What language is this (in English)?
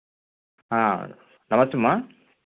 Telugu